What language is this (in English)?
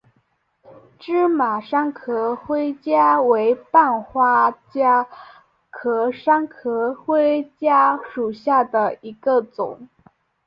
Chinese